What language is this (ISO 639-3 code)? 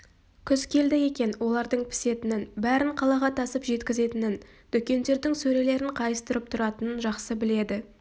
kaz